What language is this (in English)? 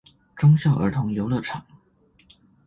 Chinese